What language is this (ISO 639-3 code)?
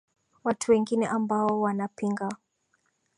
swa